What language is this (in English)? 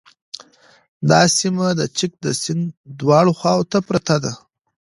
Pashto